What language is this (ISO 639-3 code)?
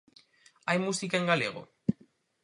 glg